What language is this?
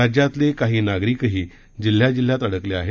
Marathi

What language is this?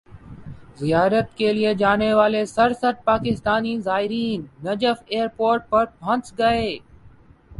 Urdu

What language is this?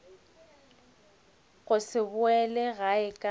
Northern Sotho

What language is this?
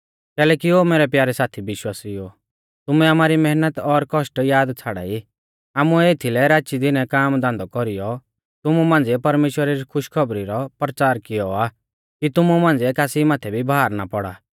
Mahasu Pahari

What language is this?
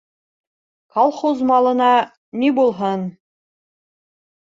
Bashkir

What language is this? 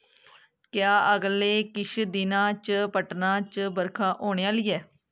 Dogri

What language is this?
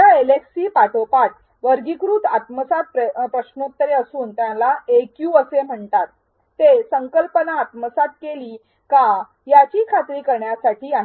Marathi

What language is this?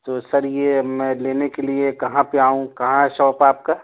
Urdu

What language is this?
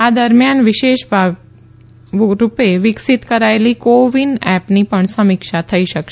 Gujarati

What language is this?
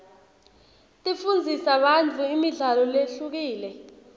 Swati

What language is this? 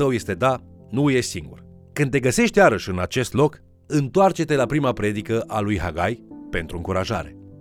Romanian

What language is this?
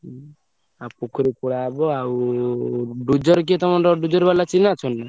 Odia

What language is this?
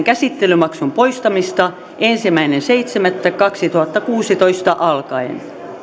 Finnish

